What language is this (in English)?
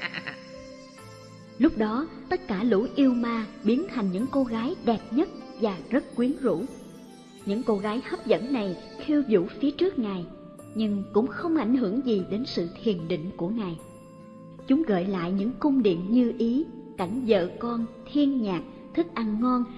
Vietnamese